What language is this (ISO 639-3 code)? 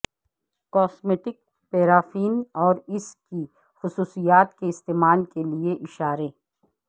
urd